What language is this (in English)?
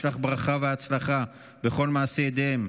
Hebrew